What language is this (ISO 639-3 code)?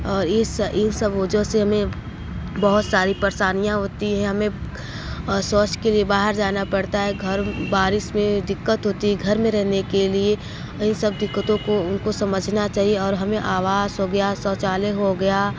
hin